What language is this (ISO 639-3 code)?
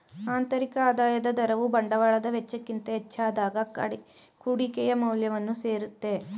kan